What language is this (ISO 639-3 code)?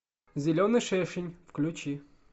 rus